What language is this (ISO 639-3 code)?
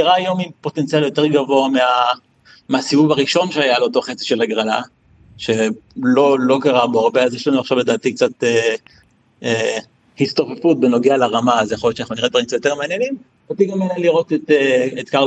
heb